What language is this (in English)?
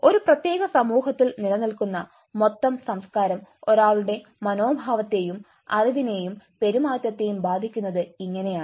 Malayalam